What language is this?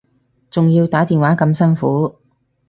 Cantonese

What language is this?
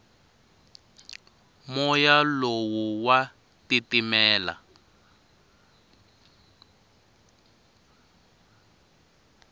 Tsonga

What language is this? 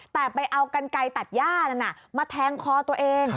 Thai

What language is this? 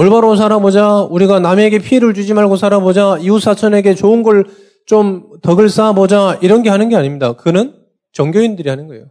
Korean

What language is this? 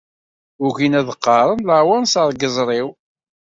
Kabyle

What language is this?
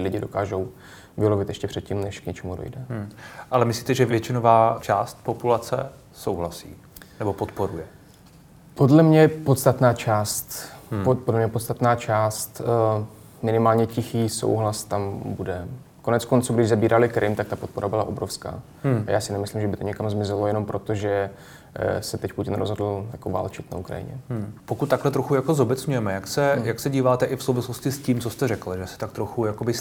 Czech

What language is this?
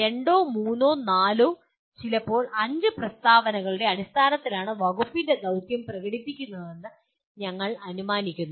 Malayalam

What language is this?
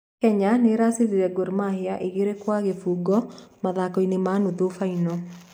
Kikuyu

